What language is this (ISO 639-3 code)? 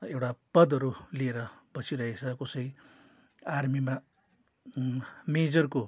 nep